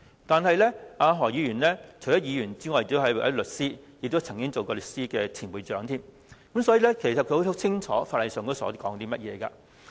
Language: Cantonese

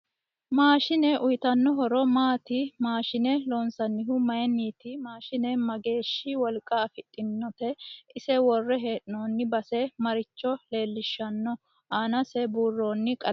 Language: Sidamo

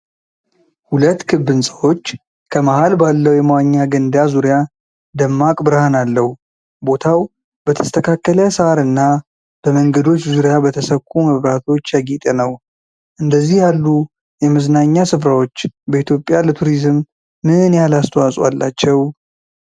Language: Amharic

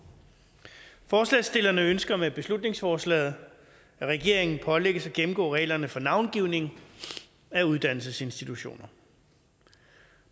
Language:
Danish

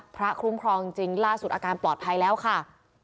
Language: Thai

